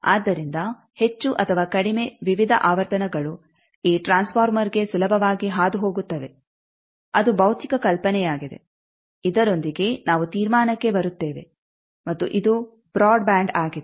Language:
Kannada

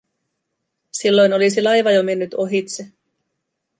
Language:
Finnish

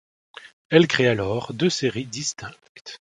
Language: French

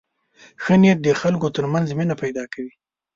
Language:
Pashto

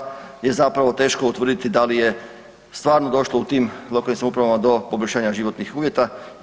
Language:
Croatian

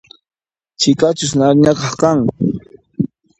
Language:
Puno Quechua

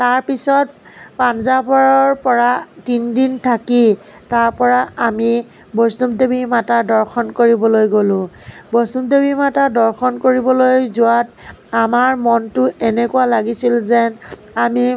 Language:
Assamese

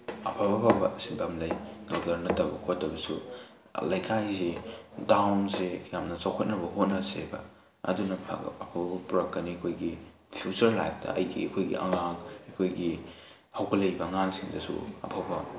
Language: Manipuri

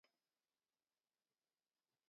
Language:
Kalenjin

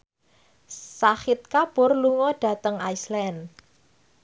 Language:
Javanese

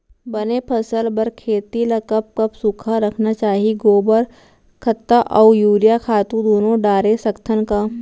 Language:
Chhattisgarhi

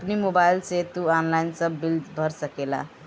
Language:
Bhojpuri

